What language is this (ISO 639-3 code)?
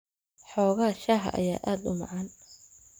som